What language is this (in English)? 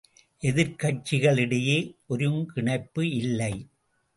Tamil